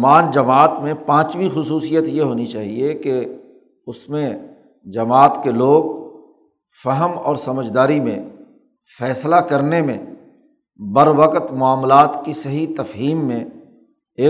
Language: Urdu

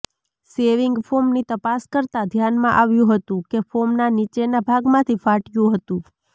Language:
Gujarati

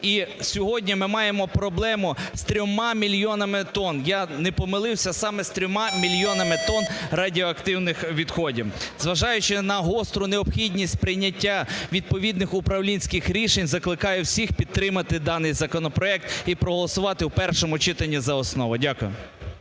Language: Ukrainian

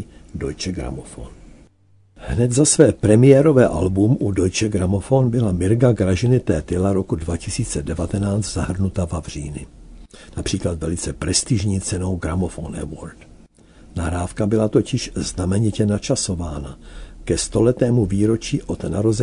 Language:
Czech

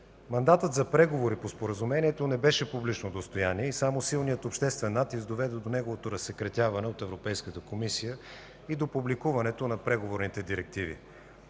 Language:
Bulgarian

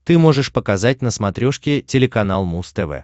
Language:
Russian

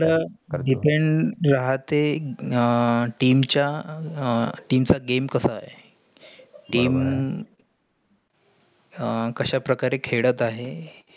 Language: Marathi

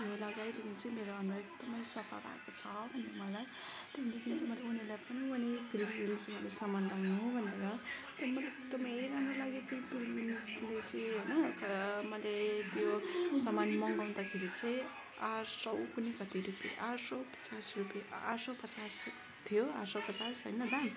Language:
Nepali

